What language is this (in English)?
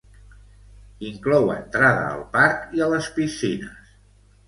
Catalan